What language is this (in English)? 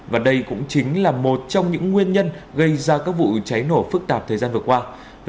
Vietnamese